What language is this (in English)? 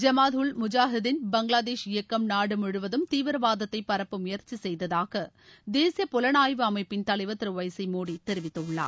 Tamil